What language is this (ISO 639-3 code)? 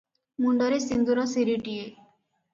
ori